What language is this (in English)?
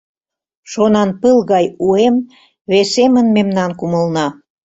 Mari